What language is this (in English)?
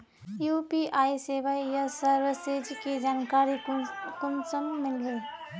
Magahi